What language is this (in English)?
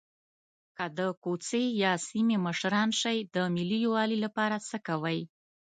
Pashto